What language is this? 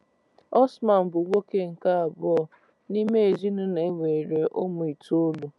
Igbo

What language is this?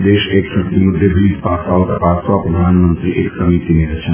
Gujarati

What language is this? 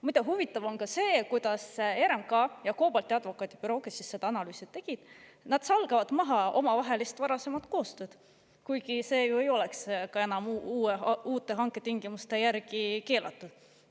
Estonian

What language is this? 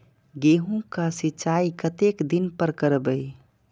Maithili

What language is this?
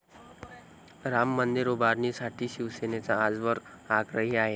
Marathi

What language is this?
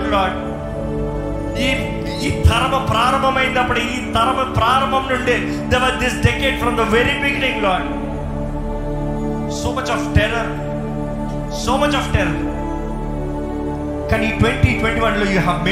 Telugu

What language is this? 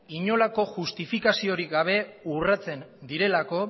Basque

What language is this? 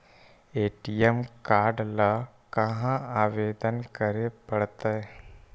Magahi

